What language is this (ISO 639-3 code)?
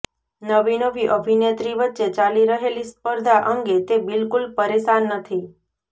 guj